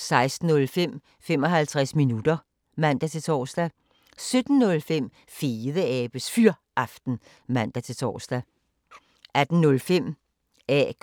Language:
Danish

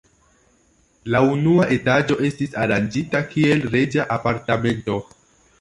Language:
Esperanto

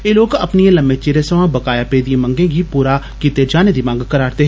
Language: Dogri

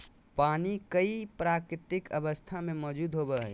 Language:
Magahi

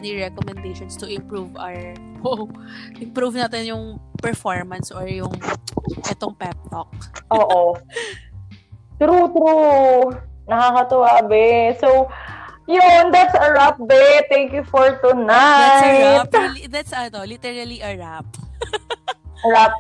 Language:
Filipino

